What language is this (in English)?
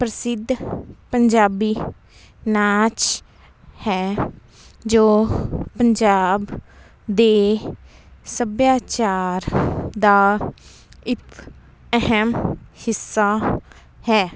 Punjabi